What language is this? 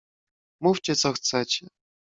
Polish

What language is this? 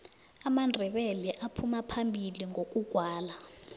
South Ndebele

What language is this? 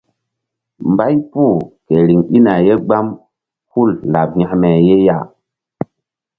Mbum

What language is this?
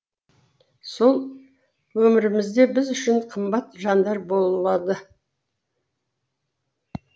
Kazakh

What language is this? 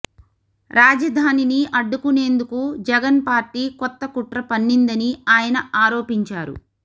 Telugu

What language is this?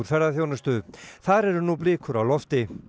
Icelandic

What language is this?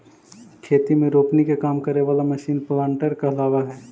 Magahi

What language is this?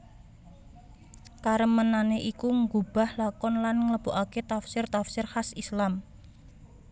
Javanese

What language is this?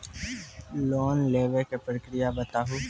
Maithili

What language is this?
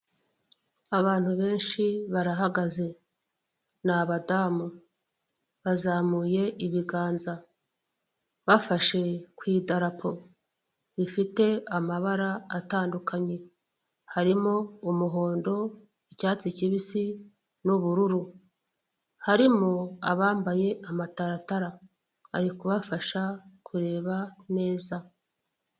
Kinyarwanda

